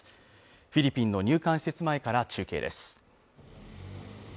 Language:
Japanese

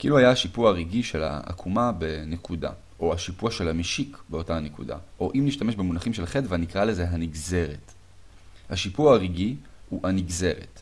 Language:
Hebrew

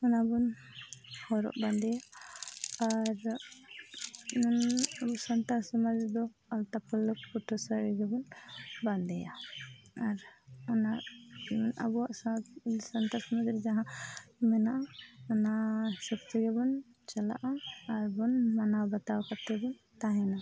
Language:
Santali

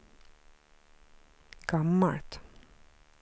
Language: Swedish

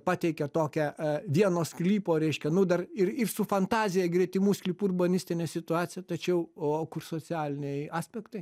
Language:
Lithuanian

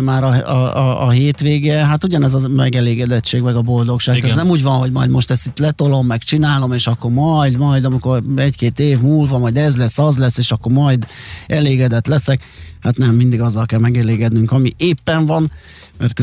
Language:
Hungarian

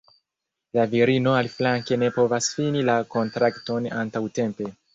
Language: Esperanto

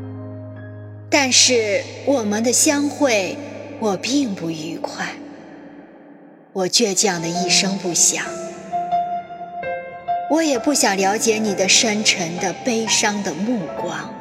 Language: Chinese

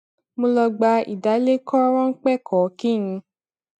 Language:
Yoruba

